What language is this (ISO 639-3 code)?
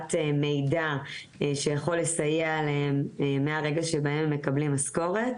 heb